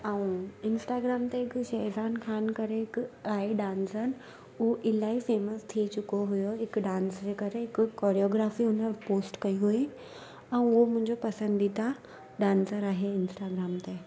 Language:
Sindhi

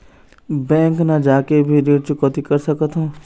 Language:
Chhattisgarhi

